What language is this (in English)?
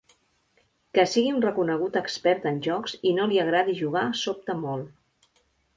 Catalan